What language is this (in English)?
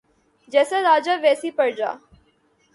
Urdu